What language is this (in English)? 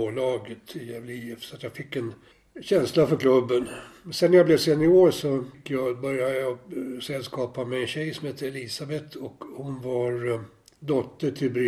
Swedish